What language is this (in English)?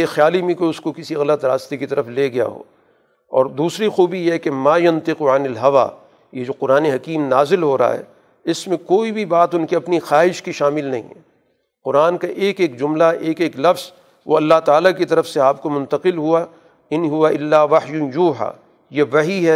Urdu